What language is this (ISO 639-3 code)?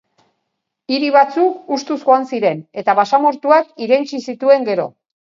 eus